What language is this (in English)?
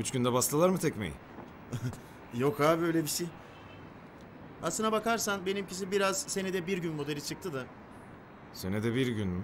Turkish